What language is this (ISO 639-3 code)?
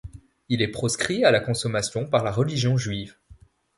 fra